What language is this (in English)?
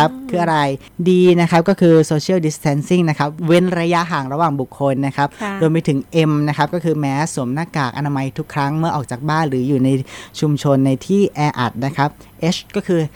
Thai